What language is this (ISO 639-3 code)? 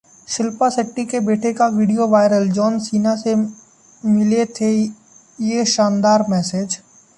hin